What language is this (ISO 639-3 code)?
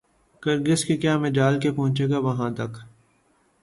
urd